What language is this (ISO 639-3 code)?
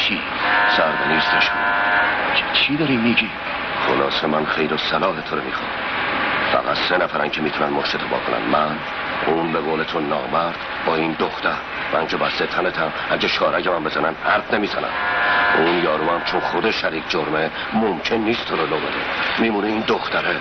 fas